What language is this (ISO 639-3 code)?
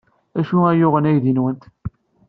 kab